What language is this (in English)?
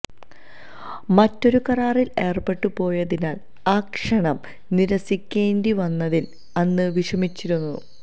Malayalam